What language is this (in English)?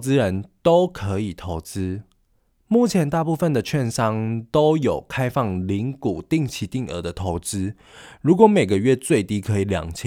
Chinese